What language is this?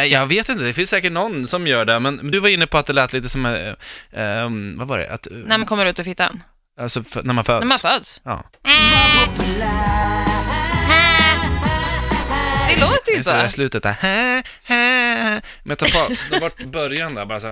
Swedish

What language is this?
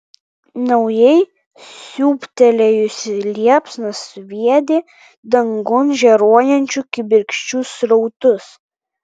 Lithuanian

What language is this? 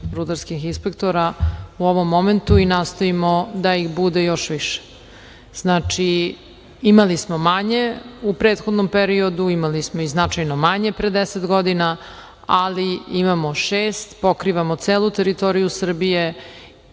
Serbian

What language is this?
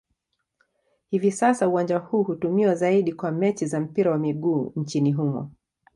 Swahili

